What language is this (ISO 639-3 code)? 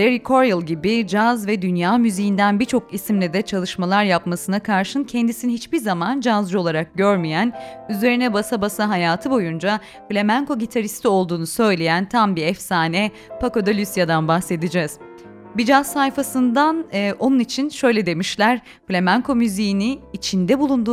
tur